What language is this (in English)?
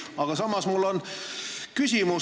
Estonian